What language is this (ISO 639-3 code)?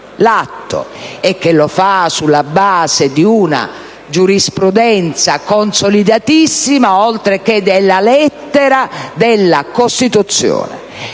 ita